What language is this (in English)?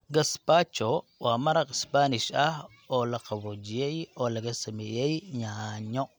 Somali